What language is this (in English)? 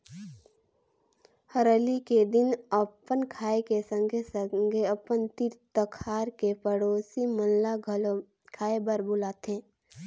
Chhattisgarhi